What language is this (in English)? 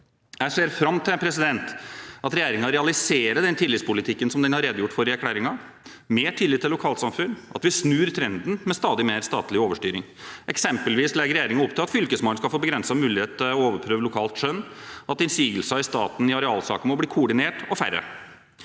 Norwegian